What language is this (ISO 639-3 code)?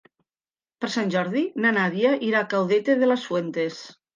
cat